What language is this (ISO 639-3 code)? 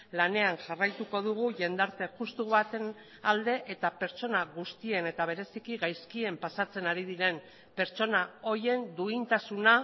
eus